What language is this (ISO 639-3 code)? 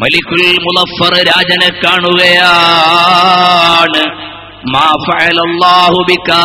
ara